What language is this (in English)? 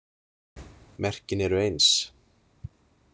Icelandic